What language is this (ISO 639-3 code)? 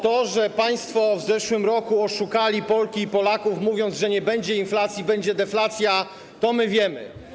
pol